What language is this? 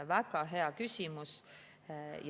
Estonian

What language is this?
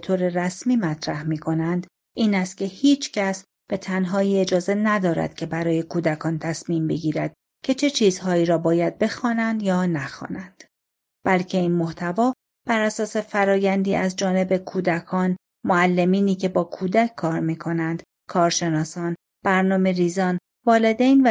Persian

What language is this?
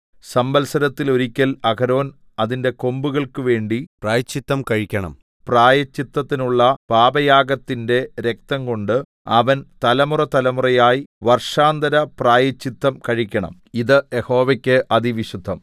Malayalam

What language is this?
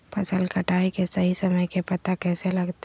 Magahi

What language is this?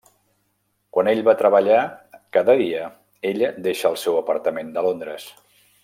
Catalan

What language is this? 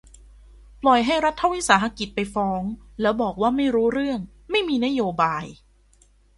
Thai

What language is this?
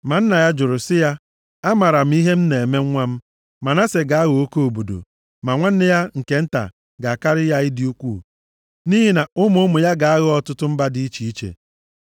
Igbo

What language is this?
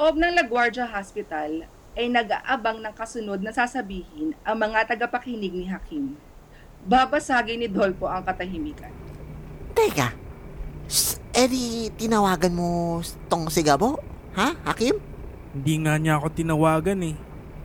Filipino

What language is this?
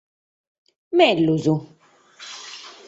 Sardinian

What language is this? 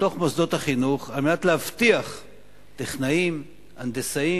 Hebrew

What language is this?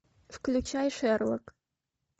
Russian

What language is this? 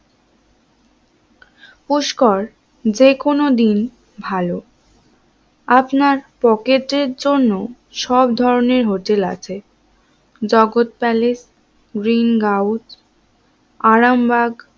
Bangla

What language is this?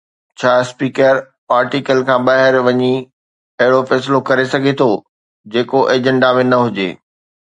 Sindhi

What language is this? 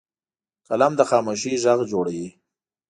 Pashto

